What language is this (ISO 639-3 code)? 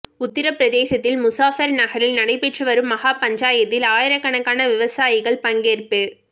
tam